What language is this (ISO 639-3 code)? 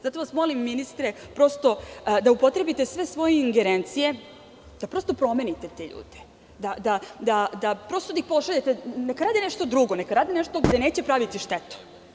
srp